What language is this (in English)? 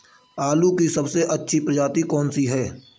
Hindi